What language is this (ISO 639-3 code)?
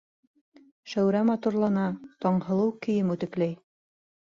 bak